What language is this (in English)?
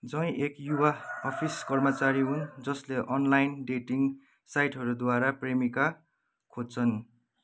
Nepali